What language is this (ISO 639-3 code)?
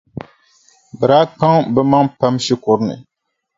dag